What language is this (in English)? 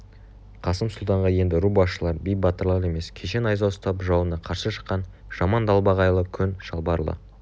Kazakh